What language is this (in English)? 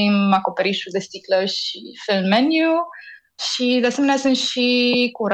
Romanian